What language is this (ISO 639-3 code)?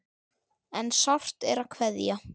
isl